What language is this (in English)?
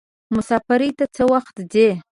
Pashto